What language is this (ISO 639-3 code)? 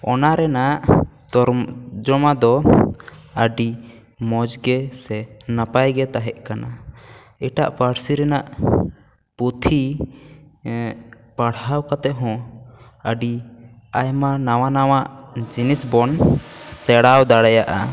sat